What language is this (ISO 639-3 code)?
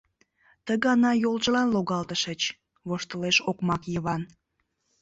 chm